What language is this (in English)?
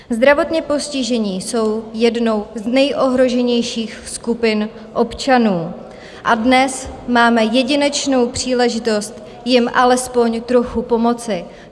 Czech